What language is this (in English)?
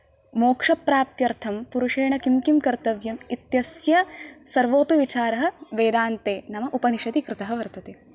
Sanskrit